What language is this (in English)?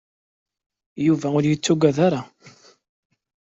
Kabyle